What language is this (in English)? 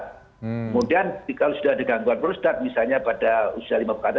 Indonesian